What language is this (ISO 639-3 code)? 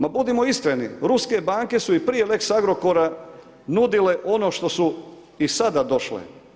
hrv